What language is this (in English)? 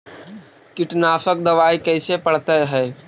Magahi